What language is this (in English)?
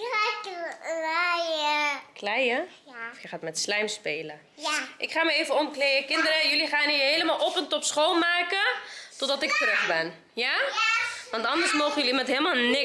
Dutch